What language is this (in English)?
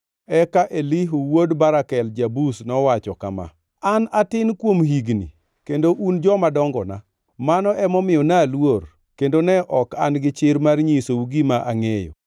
Luo (Kenya and Tanzania)